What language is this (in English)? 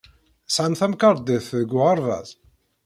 Kabyle